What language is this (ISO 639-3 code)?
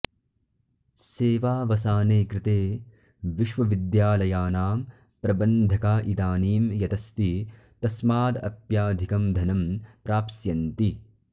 san